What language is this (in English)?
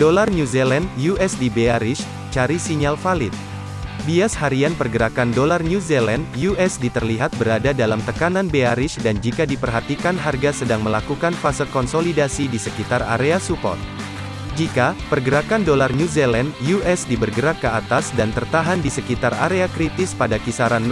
Indonesian